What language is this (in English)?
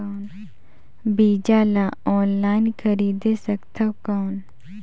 Chhattisgarhi